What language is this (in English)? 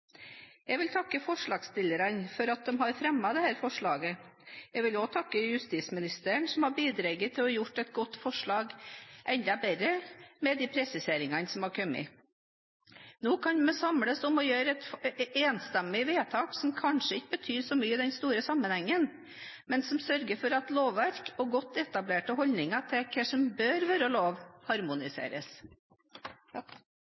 Norwegian Bokmål